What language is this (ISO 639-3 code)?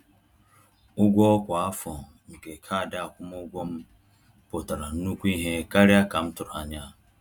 ibo